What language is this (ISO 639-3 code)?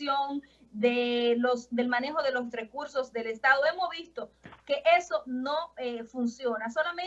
spa